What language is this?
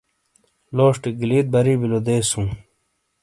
Shina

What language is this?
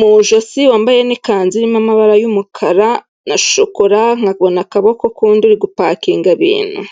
Kinyarwanda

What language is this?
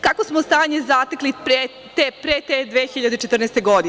Serbian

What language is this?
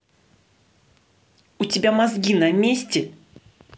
Russian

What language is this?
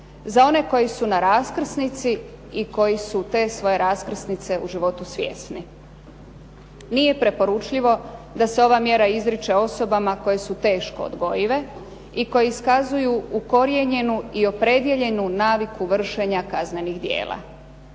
Croatian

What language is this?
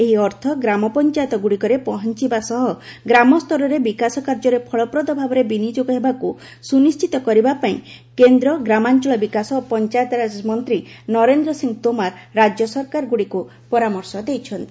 Odia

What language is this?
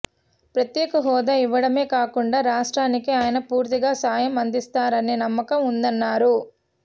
Telugu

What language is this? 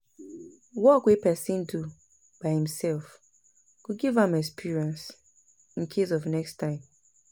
Nigerian Pidgin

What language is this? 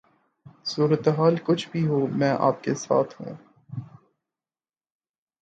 Urdu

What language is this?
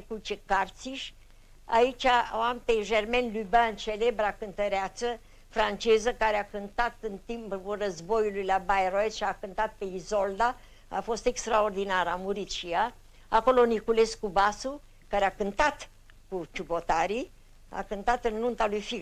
Romanian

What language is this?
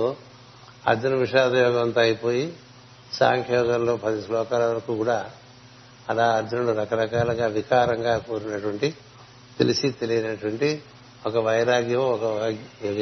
Telugu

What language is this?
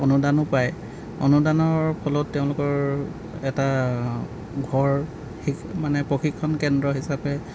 Assamese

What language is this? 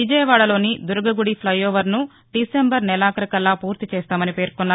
Telugu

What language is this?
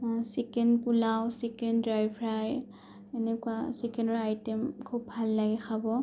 Assamese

